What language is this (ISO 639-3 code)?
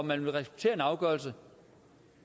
dan